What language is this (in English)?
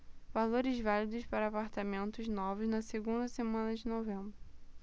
Portuguese